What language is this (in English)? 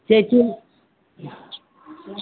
Maithili